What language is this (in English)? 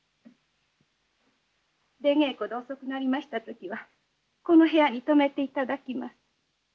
Japanese